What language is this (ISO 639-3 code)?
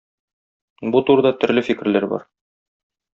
tat